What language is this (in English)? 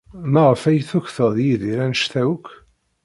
Kabyle